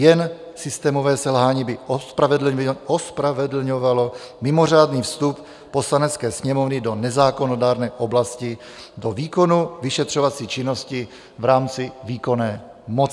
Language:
Czech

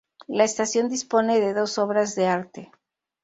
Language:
Spanish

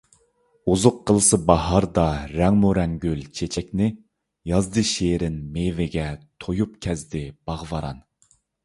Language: Uyghur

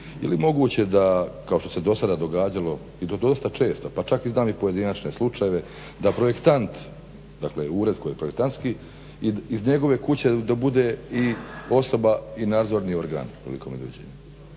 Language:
Croatian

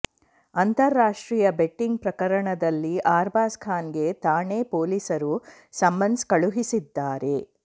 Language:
Kannada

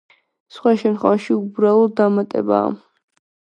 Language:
Georgian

